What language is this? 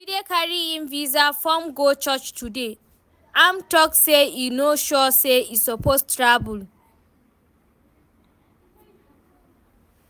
Nigerian Pidgin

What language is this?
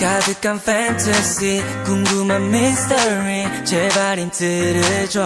Korean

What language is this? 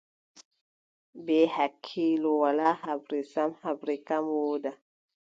Adamawa Fulfulde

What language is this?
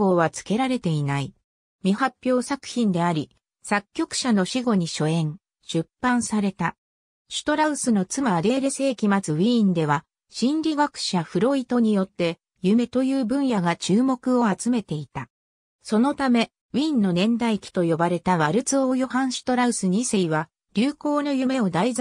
Japanese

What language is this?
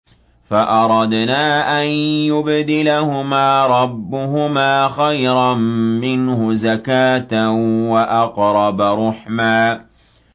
Arabic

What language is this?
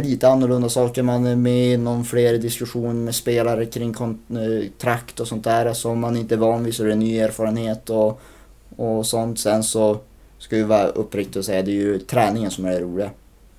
Swedish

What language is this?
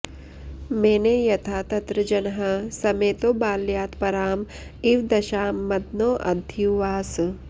Sanskrit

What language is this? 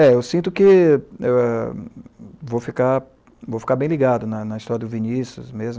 Portuguese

